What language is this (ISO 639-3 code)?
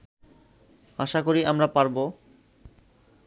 ben